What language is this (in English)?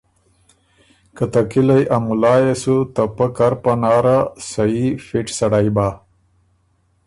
Ormuri